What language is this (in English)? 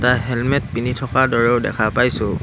Assamese